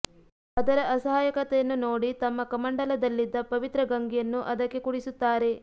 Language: Kannada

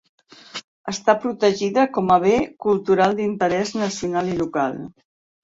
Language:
Catalan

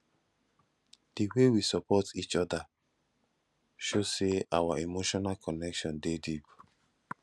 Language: Nigerian Pidgin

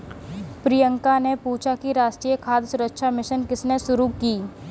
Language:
Hindi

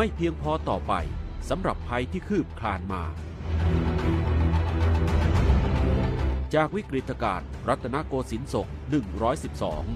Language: Thai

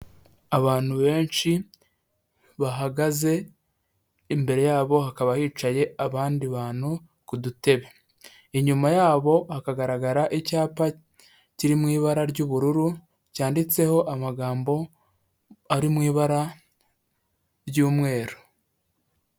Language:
Kinyarwanda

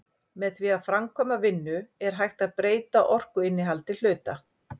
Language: Icelandic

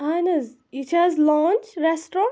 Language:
Kashmiri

